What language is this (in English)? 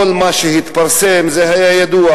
Hebrew